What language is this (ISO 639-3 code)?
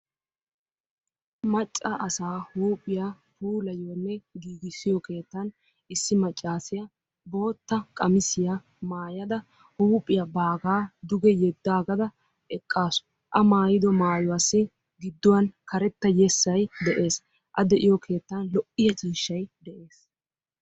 wal